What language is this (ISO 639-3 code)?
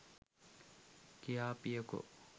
sin